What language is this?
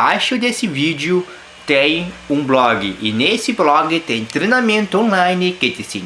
Portuguese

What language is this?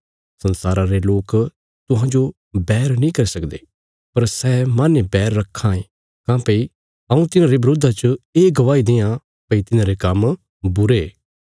Bilaspuri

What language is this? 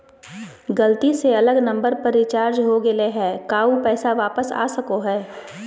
Magahi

